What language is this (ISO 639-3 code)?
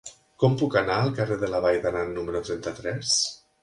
cat